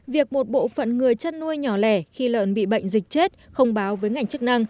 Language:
Vietnamese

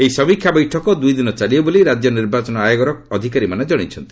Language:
Odia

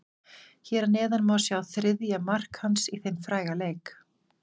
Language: Icelandic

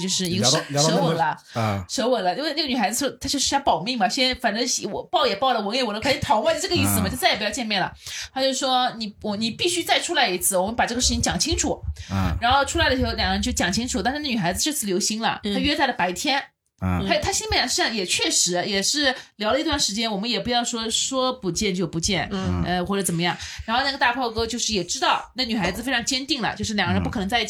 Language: Chinese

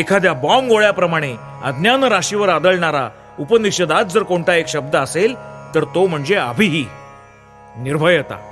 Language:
Marathi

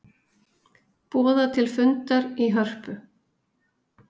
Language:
Icelandic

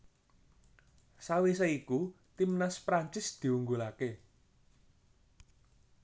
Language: Javanese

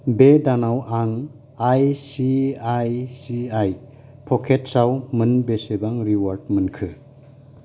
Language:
Bodo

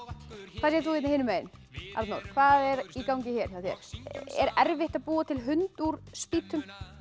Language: Icelandic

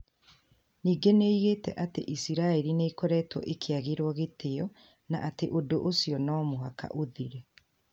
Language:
Kikuyu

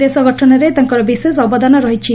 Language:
Odia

